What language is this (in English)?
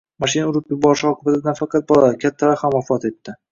Uzbek